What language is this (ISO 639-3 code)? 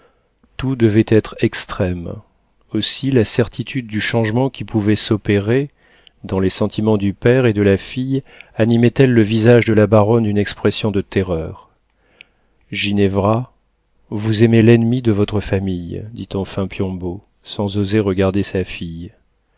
fra